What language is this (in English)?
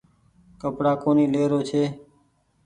Goaria